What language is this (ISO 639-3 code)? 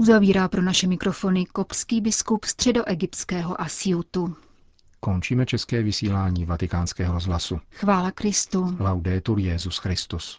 ces